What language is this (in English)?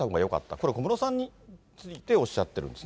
Japanese